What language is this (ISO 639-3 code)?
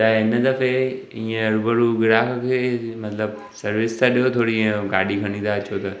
snd